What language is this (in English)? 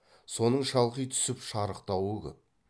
Kazakh